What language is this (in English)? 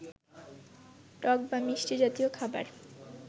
Bangla